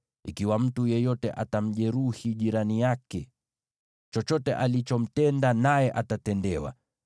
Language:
Swahili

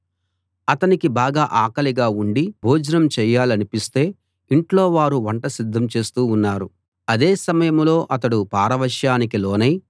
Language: Telugu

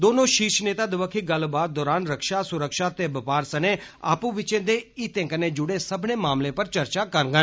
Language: Dogri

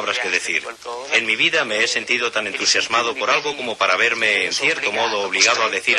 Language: Spanish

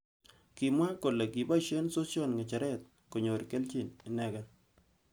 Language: Kalenjin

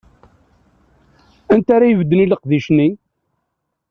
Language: Kabyle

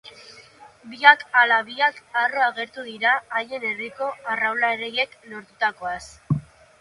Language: Basque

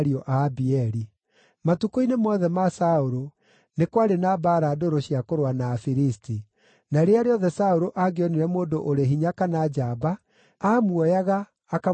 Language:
Kikuyu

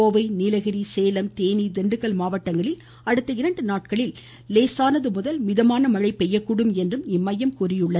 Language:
Tamil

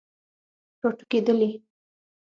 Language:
Pashto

